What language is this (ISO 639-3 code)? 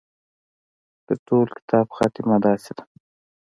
pus